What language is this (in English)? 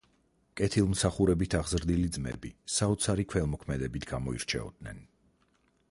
Georgian